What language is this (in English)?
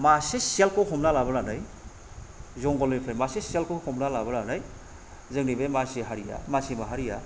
Bodo